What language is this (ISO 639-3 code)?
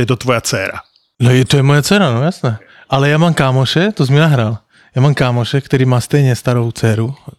slk